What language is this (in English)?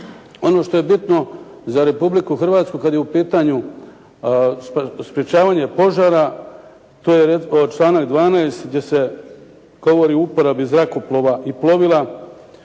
Croatian